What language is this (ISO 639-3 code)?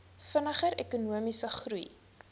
afr